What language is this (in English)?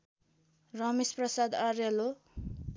Nepali